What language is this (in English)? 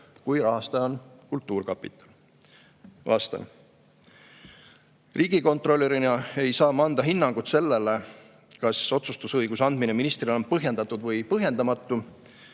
Estonian